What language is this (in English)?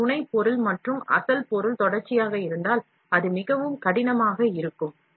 Tamil